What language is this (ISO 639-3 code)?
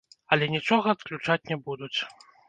bel